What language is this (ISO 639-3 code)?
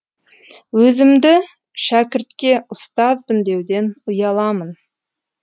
kaz